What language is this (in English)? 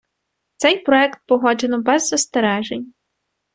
Ukrainian